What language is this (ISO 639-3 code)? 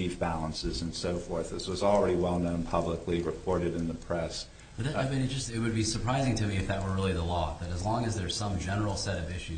eng